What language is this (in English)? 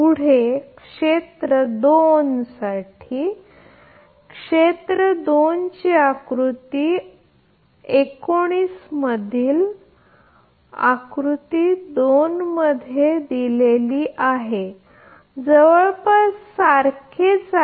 Marathi